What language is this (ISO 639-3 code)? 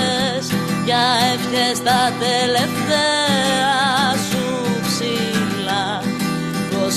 ell